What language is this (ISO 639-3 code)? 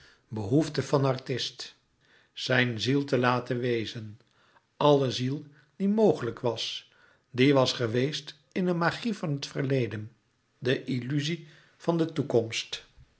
nld